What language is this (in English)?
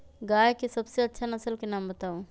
Magahi